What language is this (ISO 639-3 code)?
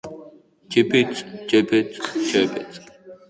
eus